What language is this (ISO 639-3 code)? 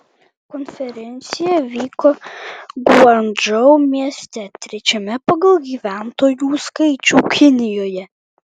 lit